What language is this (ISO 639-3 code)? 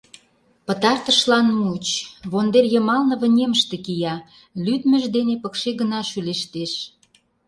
chm